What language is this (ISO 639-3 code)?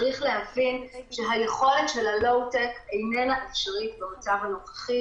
heb